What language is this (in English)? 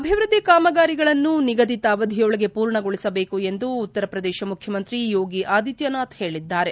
Kannada